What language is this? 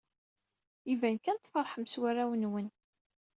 Kabyle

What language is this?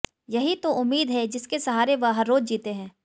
Hindi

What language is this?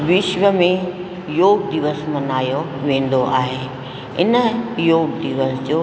Sindhi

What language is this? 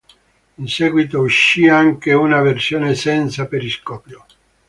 Italian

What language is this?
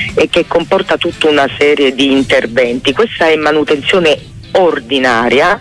Italian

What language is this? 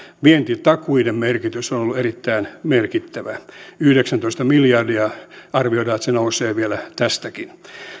Finnish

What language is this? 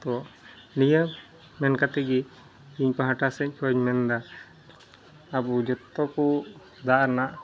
Santali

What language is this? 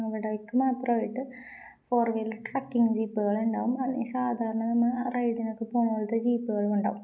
Malayalam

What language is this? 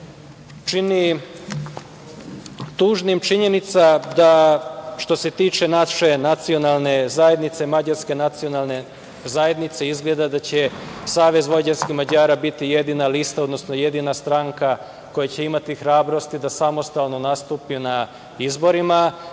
Serbian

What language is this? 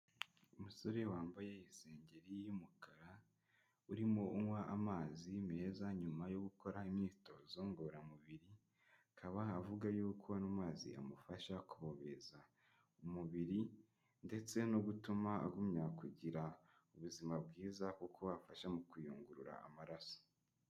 Kinyarwanda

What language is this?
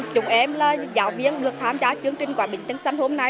Vietnamese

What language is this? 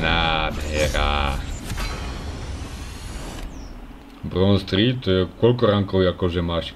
Czech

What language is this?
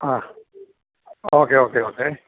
Malayalam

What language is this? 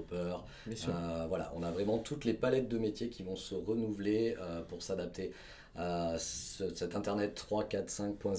French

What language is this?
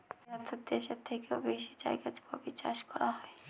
Bangla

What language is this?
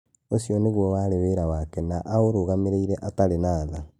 Kikuyu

